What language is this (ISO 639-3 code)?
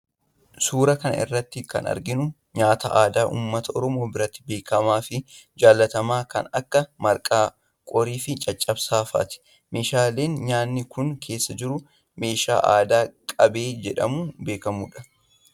orm